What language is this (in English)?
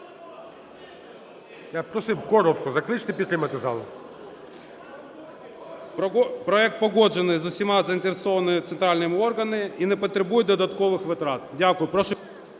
Ukrainian